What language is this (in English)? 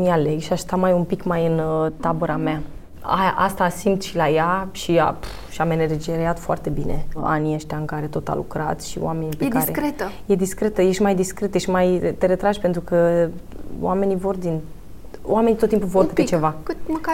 Romanian